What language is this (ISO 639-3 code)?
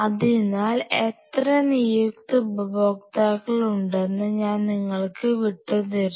mal